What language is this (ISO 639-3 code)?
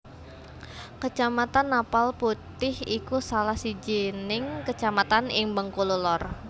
jav